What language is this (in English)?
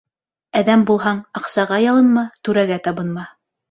Bashkir